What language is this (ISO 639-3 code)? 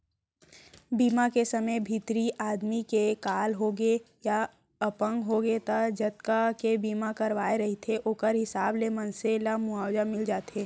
hne